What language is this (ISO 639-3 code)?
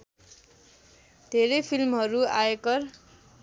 nep